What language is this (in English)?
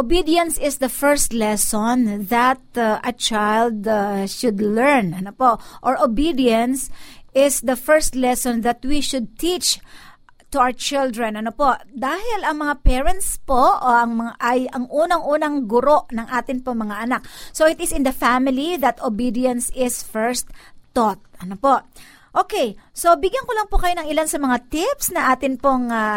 Filipino